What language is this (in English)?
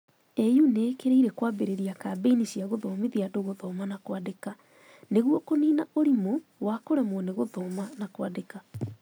Kikuyu